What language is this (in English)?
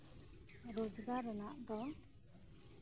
Santali